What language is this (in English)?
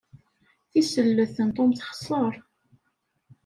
Kabyle